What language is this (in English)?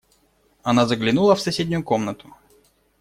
Russian